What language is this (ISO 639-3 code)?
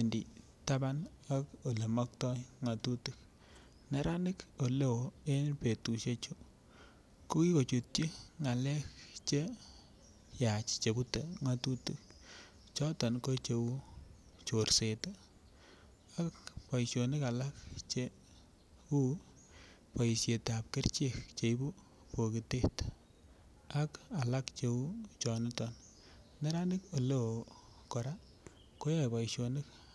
kln